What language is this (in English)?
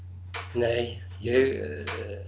Icelandic